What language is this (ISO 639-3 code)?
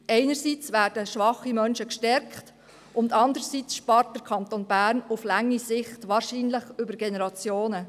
gsw